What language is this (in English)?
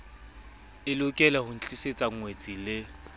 Southern Sotho